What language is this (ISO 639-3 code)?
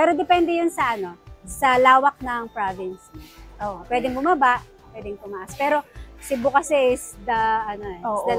fil